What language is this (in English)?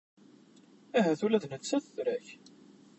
Kabyle